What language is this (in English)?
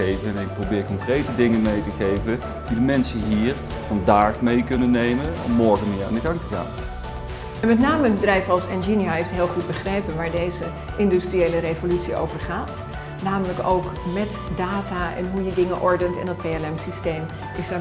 Dutch